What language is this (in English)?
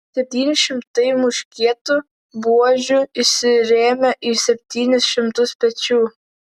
Lithuanian